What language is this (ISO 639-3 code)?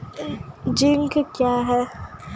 mai